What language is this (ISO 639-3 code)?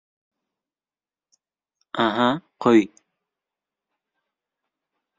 uzb